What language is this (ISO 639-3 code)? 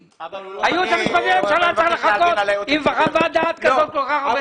heb